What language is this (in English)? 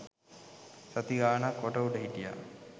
Sinhala